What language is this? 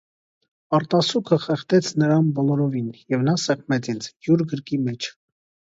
Armenian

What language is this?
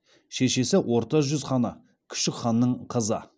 Kazakh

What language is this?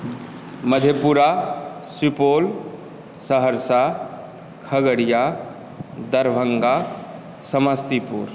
Maithili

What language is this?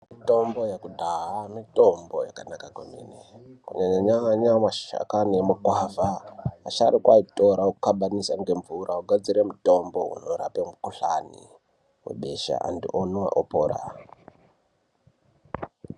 Ndau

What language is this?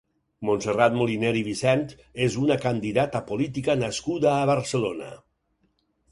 Catalan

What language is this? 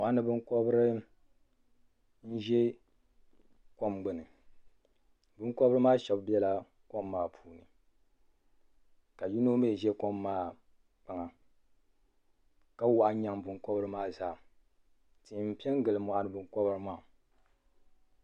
Dagbani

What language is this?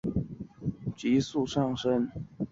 Chinese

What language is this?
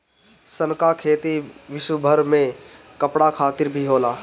Bhojpuri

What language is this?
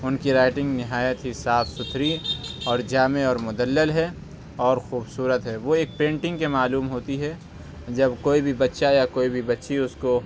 Urdu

